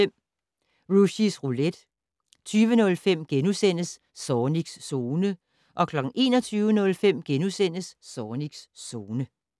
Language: Danish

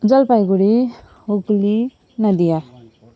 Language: Nepali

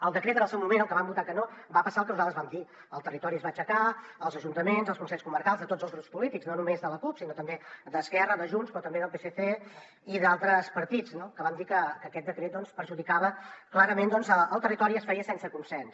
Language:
Catalan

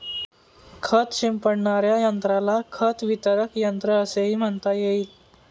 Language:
Marathi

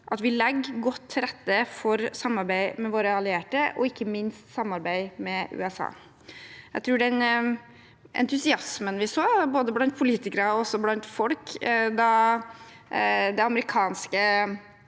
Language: Norwegian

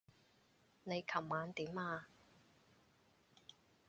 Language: Cantonese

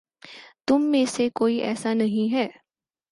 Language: Urdu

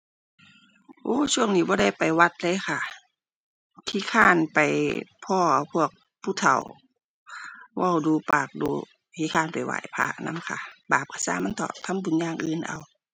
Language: Thai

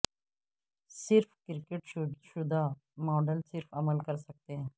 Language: Urdu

